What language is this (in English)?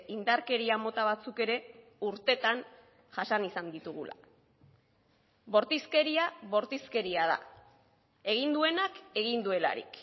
Basque